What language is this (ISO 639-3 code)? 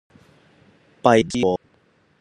yue